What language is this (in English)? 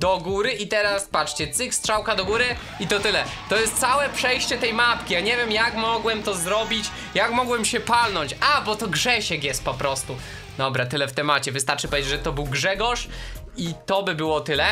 Polish